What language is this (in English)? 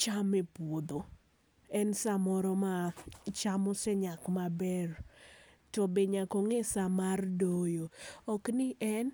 Luo (Kenya and Tanzania)